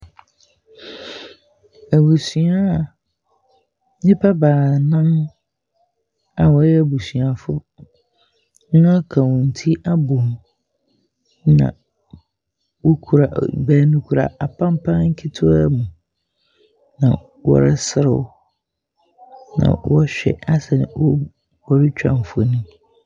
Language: Akan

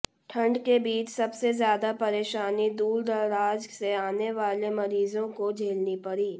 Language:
Hindi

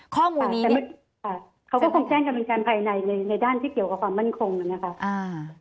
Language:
Thai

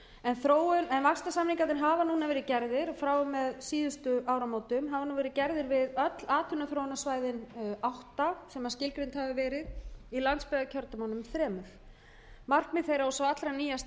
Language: Icelandic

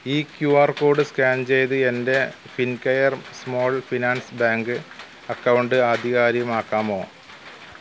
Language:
Malayalam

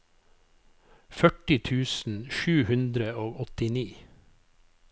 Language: Norwegian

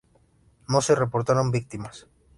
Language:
Spanish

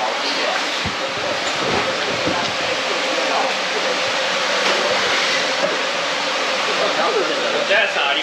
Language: Japanese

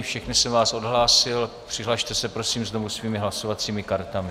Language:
Czech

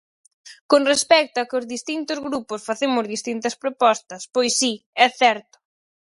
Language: Galician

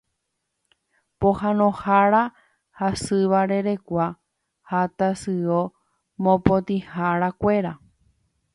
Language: Guarani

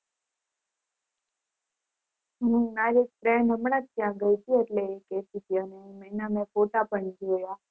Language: Gujarati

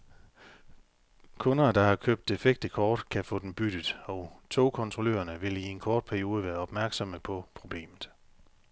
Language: Danish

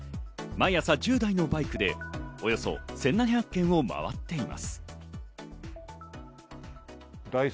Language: Japanese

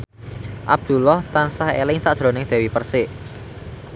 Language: Javanese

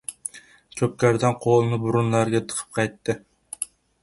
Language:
Uzbek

